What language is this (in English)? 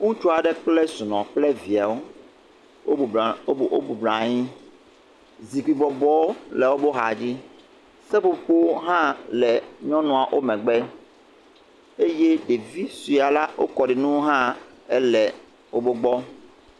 Ewe